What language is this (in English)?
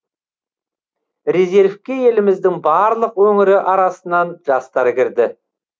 Kazakh